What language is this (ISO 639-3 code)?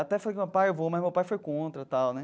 por